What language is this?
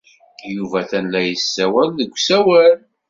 Kabyle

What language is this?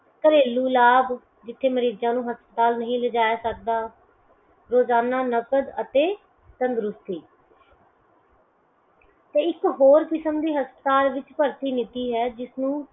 Punjabi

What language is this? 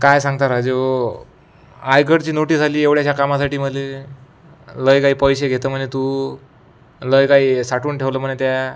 Marathi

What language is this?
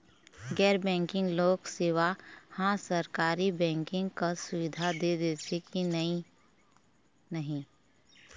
Chhattisgarhi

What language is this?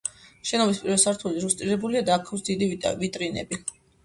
Georgian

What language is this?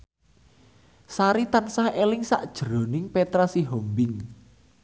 Javanese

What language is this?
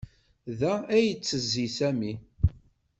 Kabyle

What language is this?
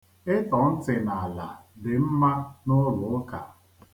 Igbo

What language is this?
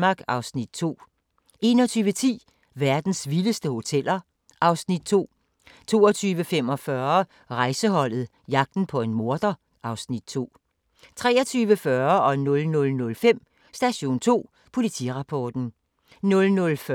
Danish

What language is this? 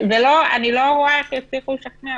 Hebrew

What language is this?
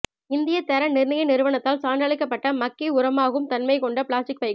Tamil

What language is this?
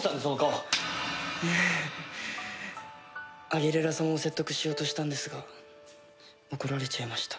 Japanese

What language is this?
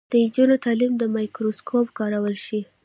Pashto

